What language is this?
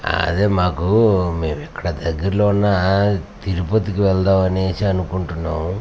Telugu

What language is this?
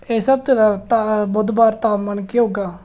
Dogri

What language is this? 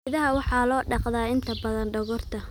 Somali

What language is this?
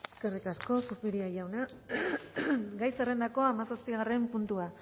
Basque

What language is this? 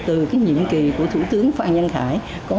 Vietnamese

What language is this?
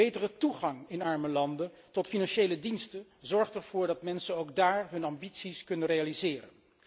Dutch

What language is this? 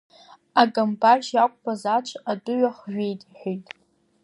Abkhazian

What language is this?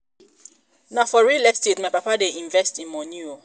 Nigerian Pidgin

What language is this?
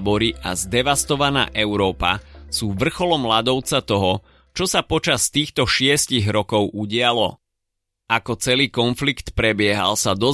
Slovak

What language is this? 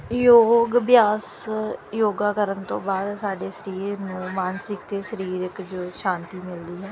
Punjabi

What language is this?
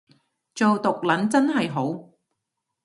Cantonese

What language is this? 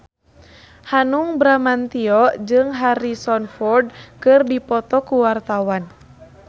Sundanese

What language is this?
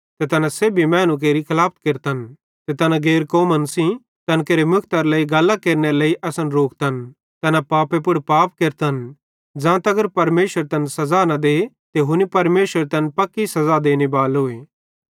Bhadrawahi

